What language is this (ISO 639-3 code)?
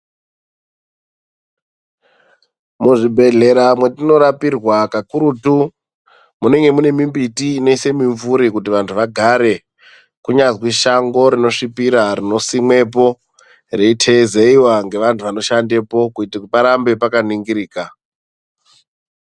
ndc